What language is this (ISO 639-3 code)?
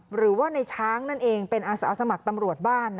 tha